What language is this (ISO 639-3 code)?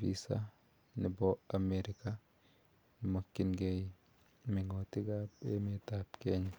kln